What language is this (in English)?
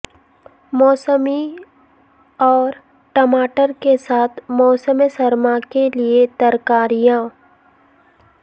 Urdu